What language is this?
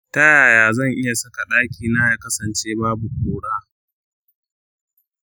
Hausa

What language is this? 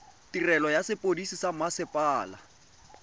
Tswana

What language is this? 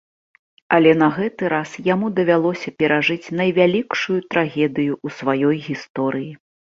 Belarusian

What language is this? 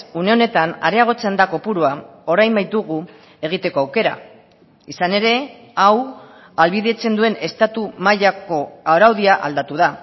Basque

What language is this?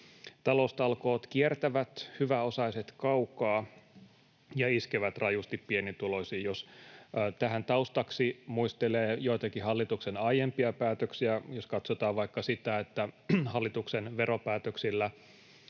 Finnish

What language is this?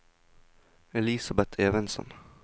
Norwegian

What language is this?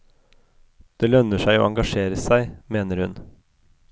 Norwegian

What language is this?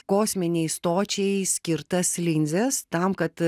Lithuanian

